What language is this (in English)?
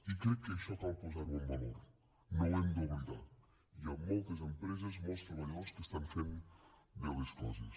Catalan